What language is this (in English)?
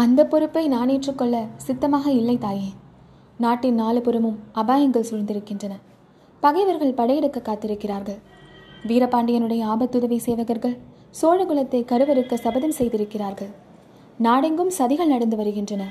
Tamil